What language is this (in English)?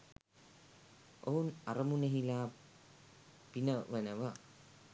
Sinhala